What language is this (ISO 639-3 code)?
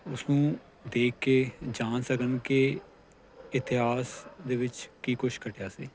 pan